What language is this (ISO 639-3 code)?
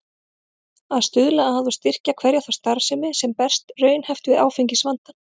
isl